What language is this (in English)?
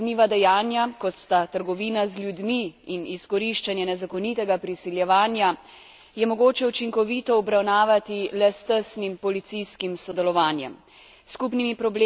Slovenian